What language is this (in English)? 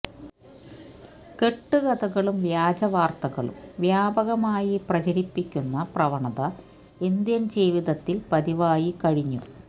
Malayalam